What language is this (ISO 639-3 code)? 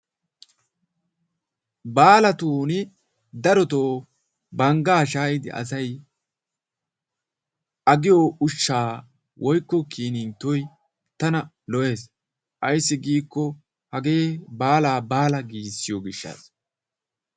wal